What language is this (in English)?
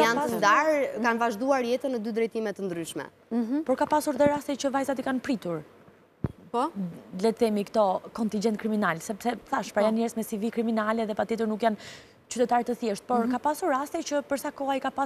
Romanian